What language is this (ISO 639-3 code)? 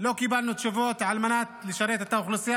heb